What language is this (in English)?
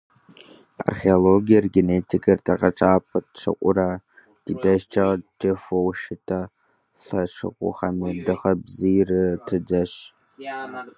Kabardian